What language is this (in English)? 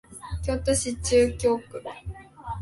Japanese